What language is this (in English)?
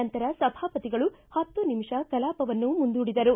Kannada